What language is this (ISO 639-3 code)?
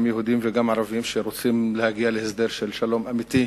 heb